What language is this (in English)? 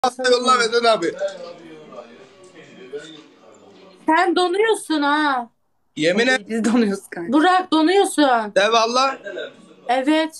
Turkish